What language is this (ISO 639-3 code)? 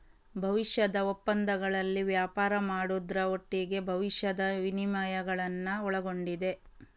kan